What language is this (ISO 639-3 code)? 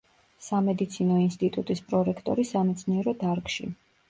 kat